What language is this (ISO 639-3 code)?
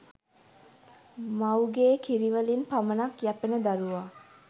sin